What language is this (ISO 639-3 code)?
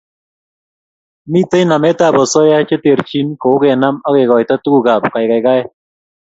kln